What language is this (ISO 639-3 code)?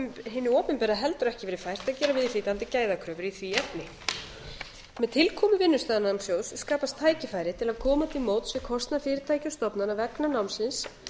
isl